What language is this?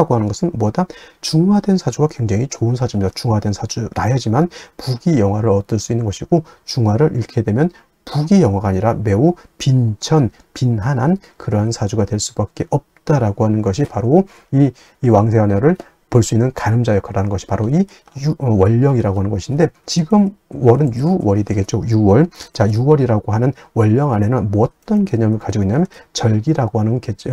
Korean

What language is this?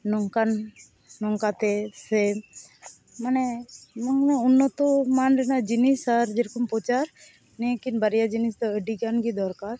Santali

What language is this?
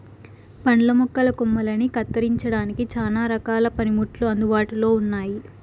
Telugu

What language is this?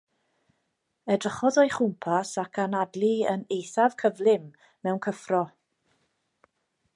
Welsh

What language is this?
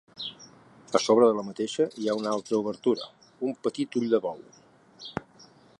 Catalan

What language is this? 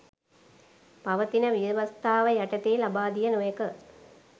Sinhala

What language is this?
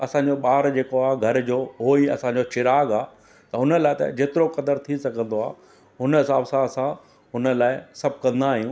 Sindhi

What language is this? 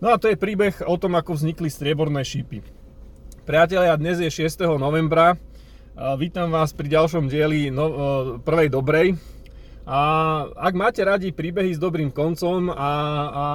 Slovak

